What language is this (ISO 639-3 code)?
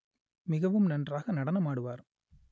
tam